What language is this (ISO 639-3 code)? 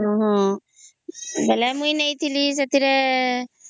ori